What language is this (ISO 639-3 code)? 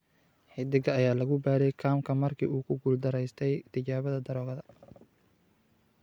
som